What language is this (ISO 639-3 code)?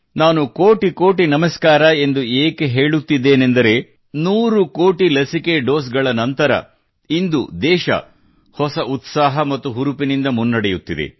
kan